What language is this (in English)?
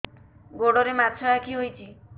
Odia